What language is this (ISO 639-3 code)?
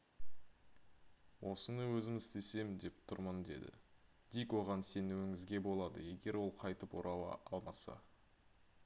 kaz